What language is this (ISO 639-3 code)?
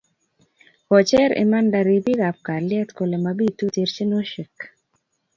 kln